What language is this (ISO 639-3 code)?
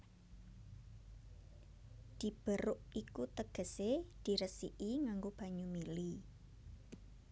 jav